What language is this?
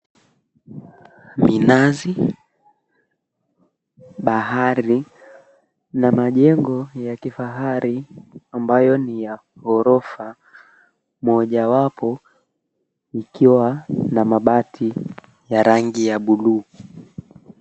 Swahili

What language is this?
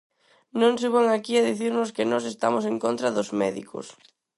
Galician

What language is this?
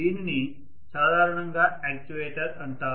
Telugu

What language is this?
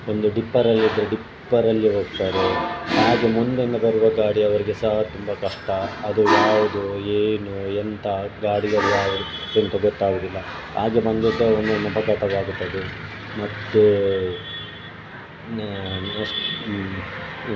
Kannada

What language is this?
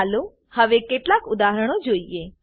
Gujarati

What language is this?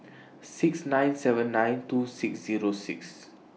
English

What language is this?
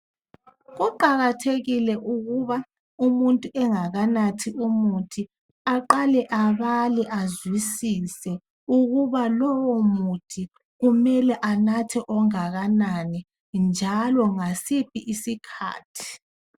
North Ndebele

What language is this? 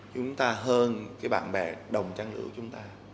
Vietnamese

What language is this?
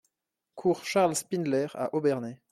French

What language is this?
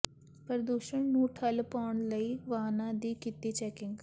Punjabi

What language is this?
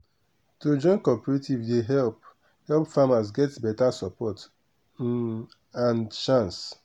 Nigerian Pidgin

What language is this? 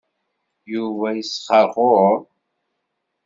Kabyle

